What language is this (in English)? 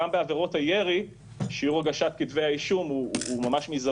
Hebrew